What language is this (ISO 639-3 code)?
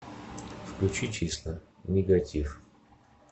rus